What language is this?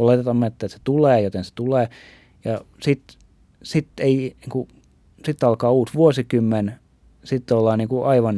Finnish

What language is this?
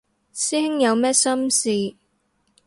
Cantonese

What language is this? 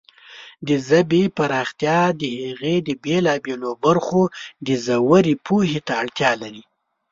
Pashto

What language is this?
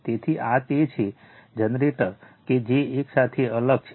Gujarati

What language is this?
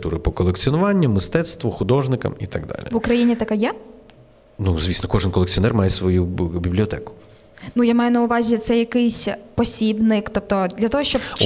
Ukrainian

